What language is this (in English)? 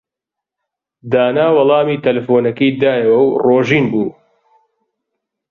Central Kurdish